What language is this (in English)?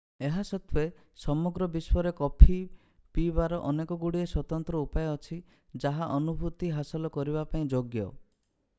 Odia